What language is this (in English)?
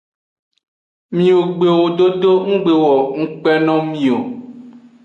Aja (Benin)